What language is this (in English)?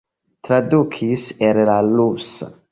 Esperanto